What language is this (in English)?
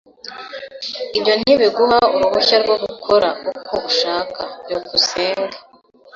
Kinyarwanda